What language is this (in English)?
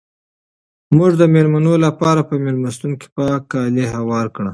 Pashto